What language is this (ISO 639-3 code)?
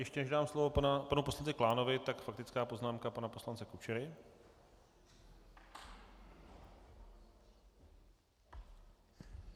ces